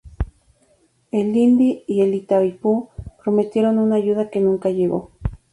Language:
Spanish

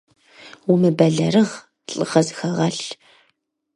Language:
Kabardian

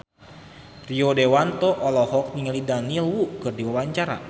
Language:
Sundanese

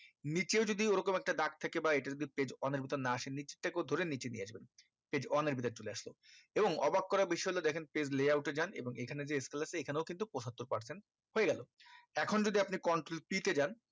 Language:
Bangla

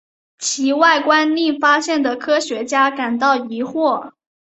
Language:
Chinese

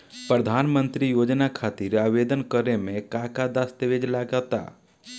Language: Bhojpuri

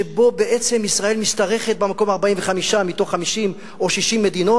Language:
Hebrew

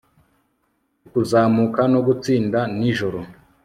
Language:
Kinyarwanda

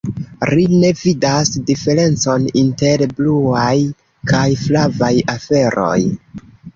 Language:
Esperanto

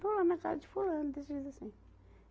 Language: Portuguese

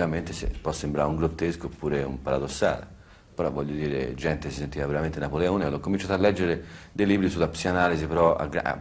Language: Italian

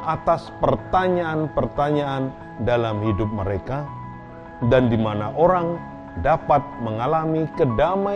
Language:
Indonesian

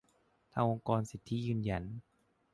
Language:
Thai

